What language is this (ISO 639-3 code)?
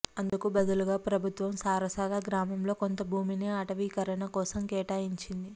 tel